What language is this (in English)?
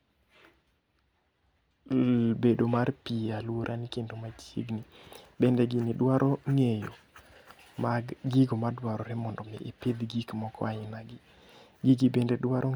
Luo (Kenya and Tanzania)